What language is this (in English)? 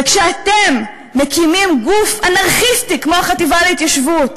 Hebrew